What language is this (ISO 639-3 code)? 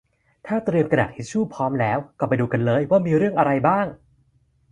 tha